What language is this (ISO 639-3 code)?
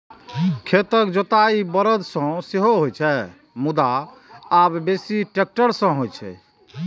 mai